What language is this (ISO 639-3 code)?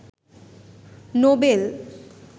ben